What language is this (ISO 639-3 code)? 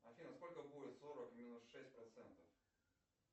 rus